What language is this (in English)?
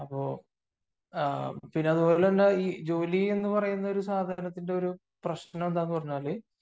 Malayalam